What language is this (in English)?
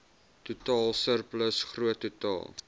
Afrikaans